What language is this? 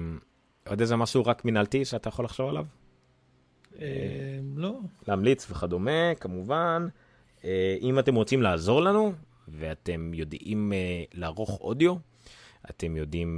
Hebrew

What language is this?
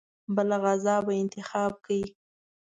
Pashto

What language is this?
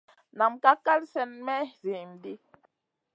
Masana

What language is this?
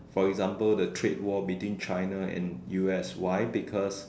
English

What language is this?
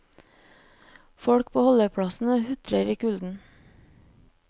Norwegian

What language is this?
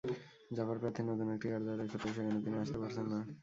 Bangla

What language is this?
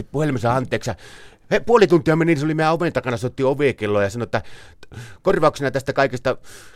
Finnish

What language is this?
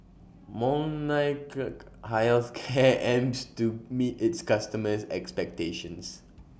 English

